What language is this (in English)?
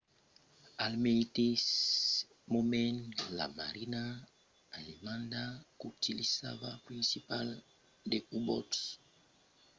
Occitan